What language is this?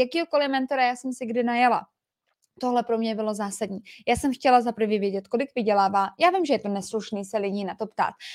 Czech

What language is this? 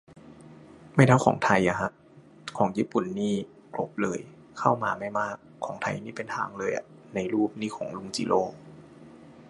Thai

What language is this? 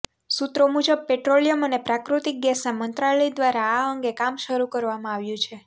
Gujarati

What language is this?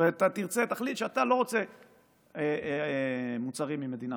Hebrew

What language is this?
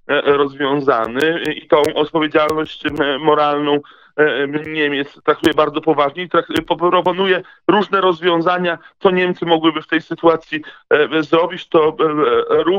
Polish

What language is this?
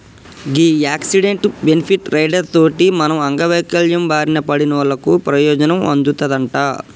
Telugu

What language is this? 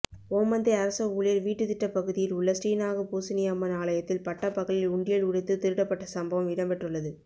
Tamil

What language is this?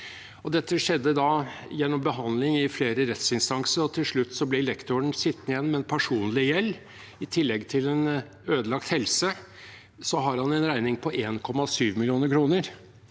Norwegian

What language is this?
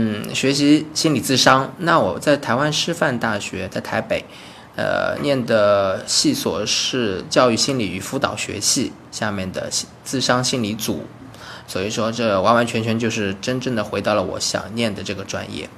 Chinese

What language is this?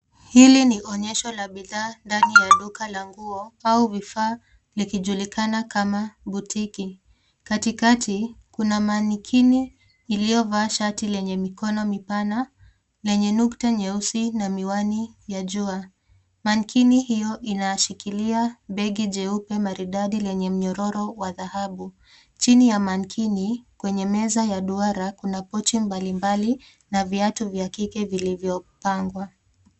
Swahili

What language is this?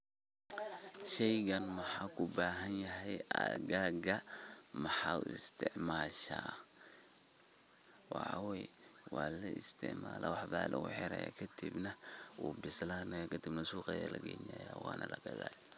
Somali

